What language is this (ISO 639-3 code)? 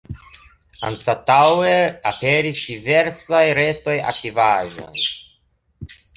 epo